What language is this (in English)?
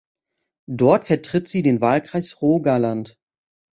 German